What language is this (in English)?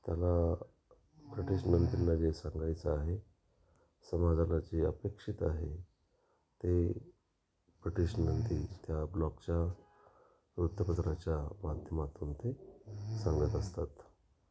Marathi